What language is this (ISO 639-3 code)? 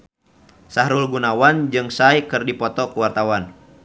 sun